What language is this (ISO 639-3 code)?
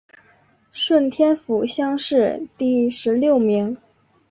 zho